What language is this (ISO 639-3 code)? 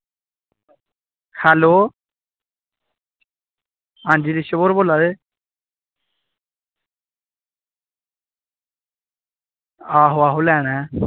doi